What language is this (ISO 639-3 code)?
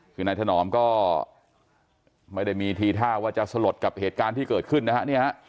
tha